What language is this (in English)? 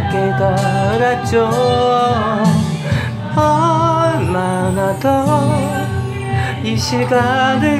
Korean